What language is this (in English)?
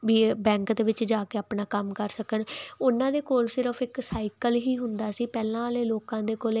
Punjabi